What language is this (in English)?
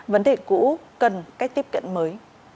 Vietnamese